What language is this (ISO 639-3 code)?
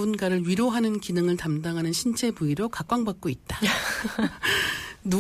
kor